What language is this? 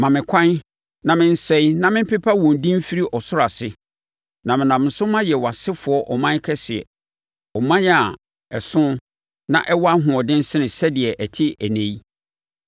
Akan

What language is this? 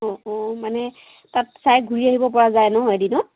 Assamese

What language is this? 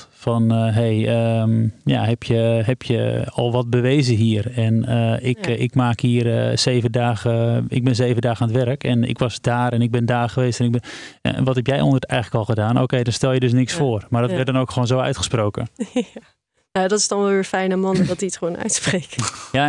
Dutch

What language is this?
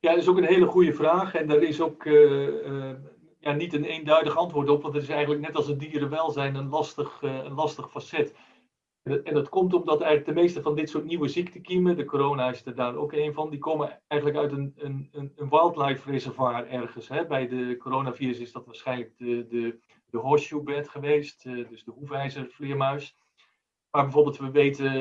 Dutch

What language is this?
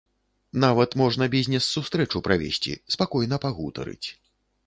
Belarusian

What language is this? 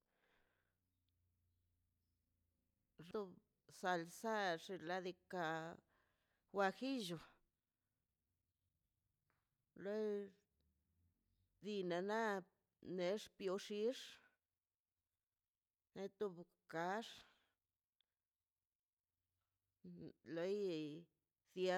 Mazaltepec Zapotec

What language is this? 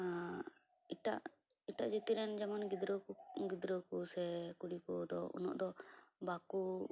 Santali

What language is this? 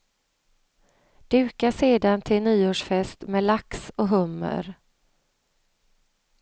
Swedish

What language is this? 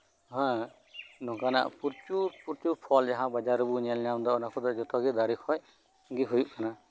Santali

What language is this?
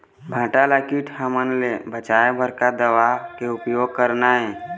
Chhattisgarhi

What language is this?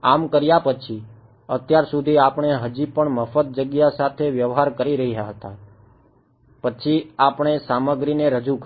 Gujarati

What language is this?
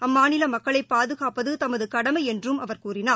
Tamil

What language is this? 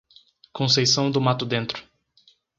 Portuguese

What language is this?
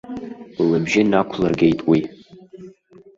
Abkhazian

